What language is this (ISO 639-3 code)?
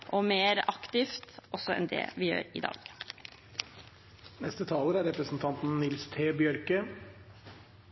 nor